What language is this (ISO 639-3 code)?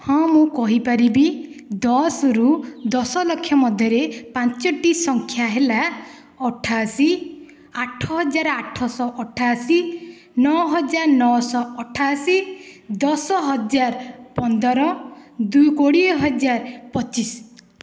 ori